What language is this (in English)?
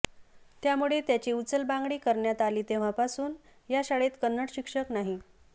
Marathi